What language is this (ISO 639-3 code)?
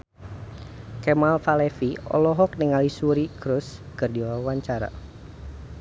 sun